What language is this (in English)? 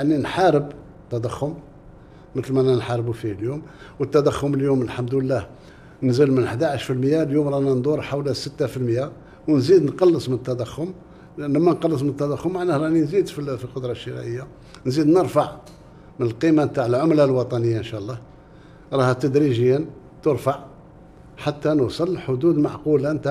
Arabic